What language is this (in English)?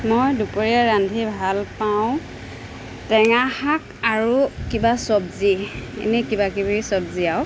Assamese